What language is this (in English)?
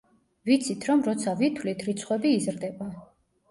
Georgian